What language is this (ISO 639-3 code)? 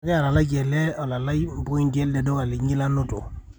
mas